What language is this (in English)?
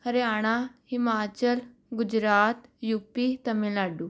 Punjabi